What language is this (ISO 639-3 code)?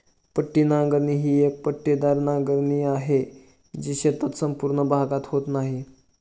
mar